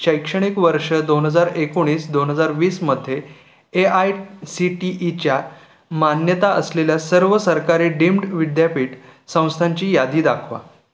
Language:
Marathi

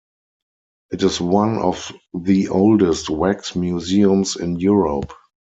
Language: English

